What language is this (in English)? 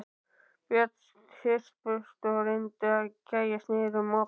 Icelandic